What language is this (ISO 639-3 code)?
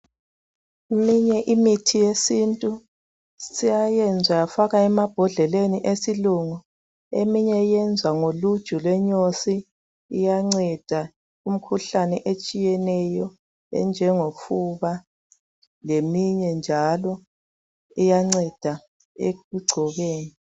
nde